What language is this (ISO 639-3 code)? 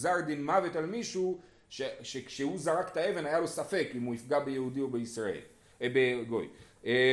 heb